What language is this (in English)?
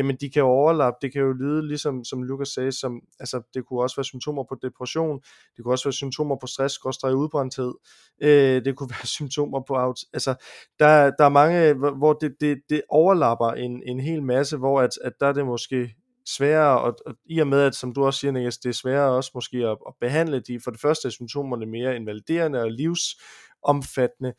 Danish